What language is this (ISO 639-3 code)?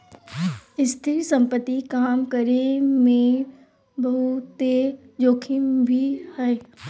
mag